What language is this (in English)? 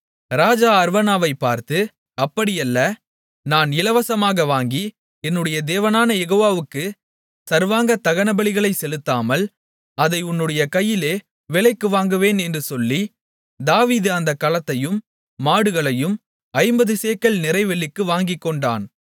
Tamil